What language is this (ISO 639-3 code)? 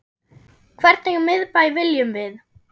isl